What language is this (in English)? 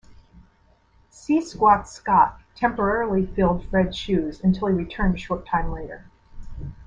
English